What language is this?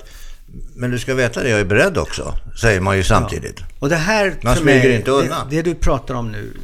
Swedish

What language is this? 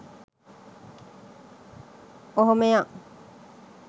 Sinhala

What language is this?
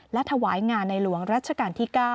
Thai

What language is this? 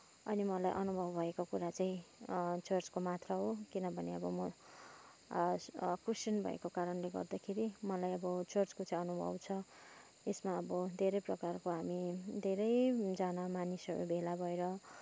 Nepali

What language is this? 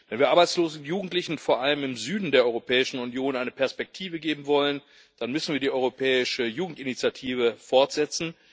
German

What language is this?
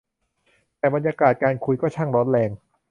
Thai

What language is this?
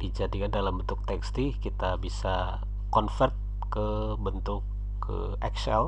Indonesian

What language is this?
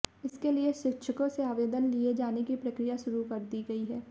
Hindi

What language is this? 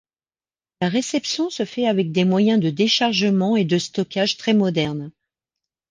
French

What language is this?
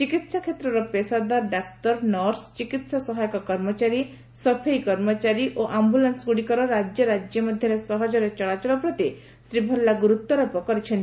Odia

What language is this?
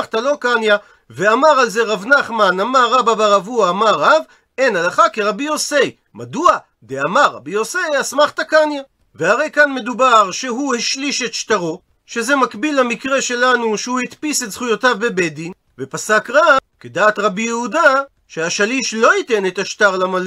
Hebrew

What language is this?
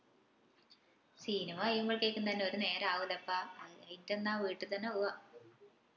Malayalam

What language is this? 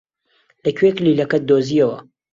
Central Kurdish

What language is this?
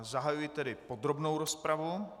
Czech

